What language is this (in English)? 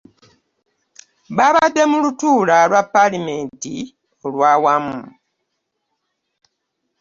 Ganda